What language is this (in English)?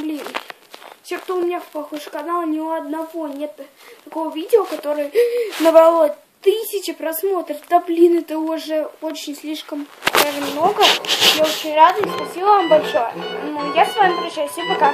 Russian